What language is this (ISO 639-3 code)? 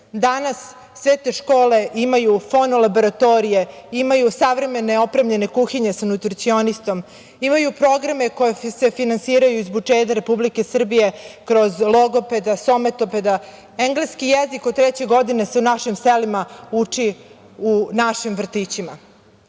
srp